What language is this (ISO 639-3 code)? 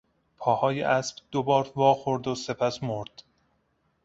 fas